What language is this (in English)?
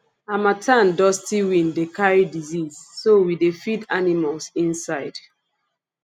Nigerian Pidgin